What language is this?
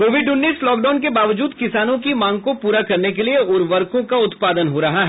Hindi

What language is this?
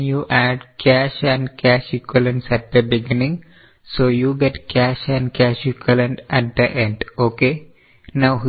Malayalam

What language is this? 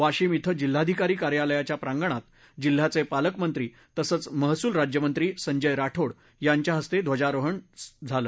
Marathi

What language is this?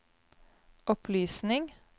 Norwegian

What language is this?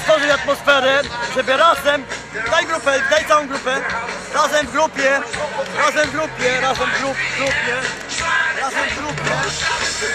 Polish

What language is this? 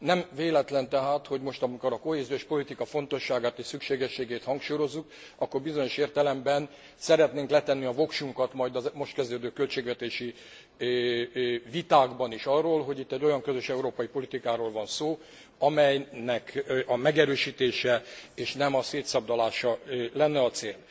Hungarian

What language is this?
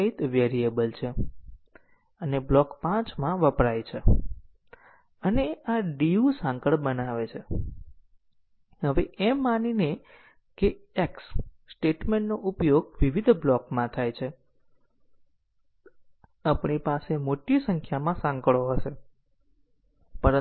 Gujarati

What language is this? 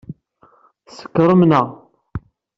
Kabyle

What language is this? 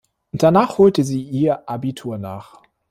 German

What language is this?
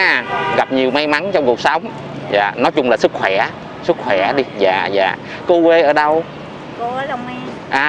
Vietnamese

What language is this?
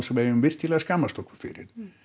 Icelandic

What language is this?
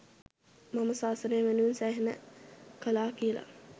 Sinhala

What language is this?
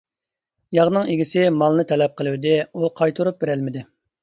Uyghur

